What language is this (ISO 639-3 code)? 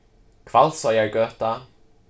fao